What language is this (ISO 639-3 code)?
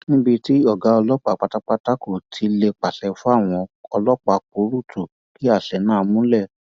yor